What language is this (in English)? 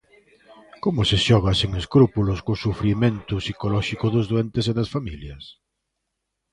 Galician